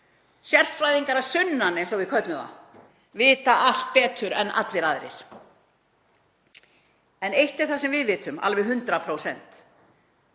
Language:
Icelandic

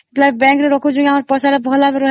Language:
Odia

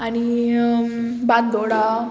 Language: Konkani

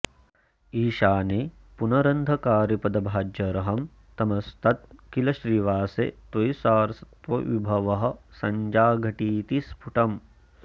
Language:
Sanskrit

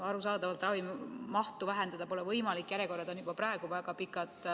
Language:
Estonian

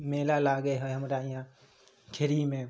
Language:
Maithili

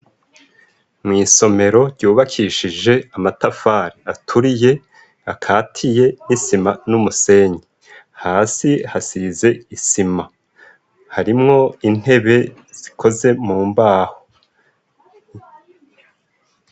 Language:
Rundi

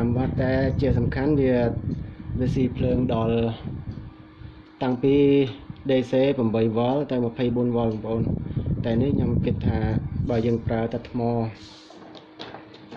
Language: English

